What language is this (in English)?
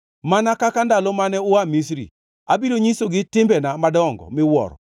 Luo (Kenya and Tanzania)